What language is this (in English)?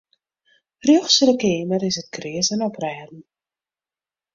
Western Frisian